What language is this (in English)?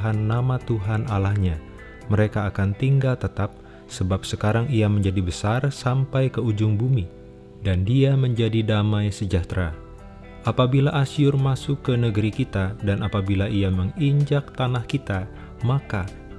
Indonesian